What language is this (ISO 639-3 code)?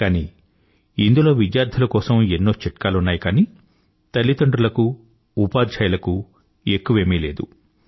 tel